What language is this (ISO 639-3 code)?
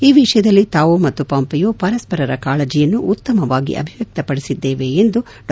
kan